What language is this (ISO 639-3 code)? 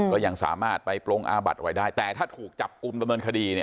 tha